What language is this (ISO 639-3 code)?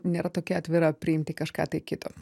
lit